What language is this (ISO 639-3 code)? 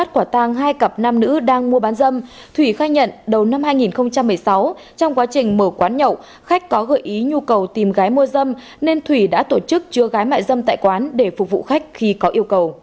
vie